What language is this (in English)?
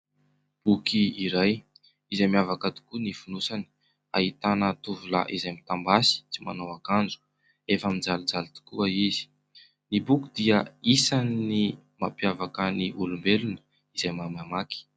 Malagasy